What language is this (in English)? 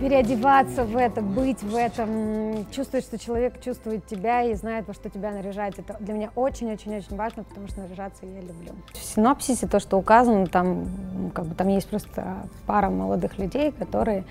Russian